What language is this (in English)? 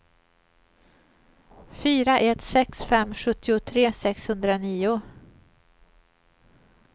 Swedish